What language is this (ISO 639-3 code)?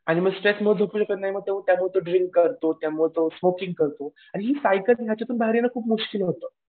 mar